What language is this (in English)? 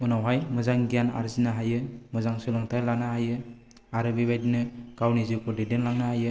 Bodo